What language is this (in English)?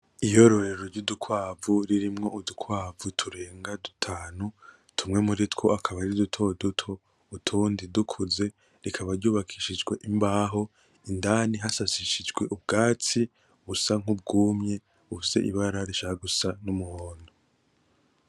Rundi